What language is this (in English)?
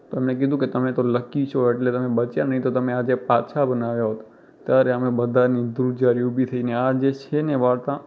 Gujarati